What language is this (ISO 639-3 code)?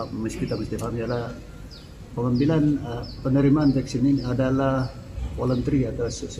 msa